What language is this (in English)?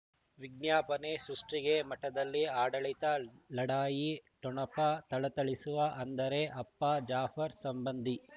Kannada